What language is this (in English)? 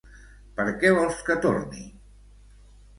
Catalan